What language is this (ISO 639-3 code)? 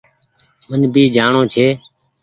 gig